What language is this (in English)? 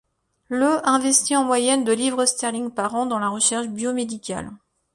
French